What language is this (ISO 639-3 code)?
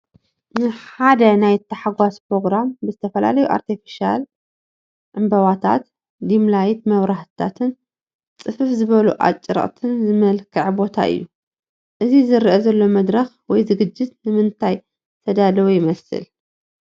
tir